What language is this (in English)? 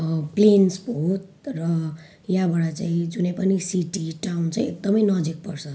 Nepali